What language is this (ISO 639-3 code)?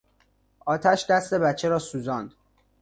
fas